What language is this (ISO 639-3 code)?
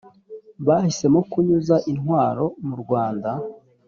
kin